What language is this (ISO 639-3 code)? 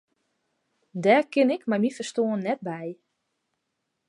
fry